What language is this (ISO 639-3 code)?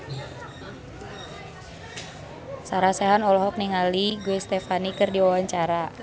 sun